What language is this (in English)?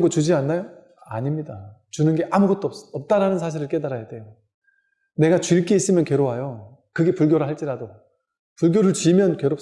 Korean